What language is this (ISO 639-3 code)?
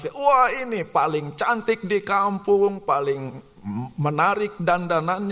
ind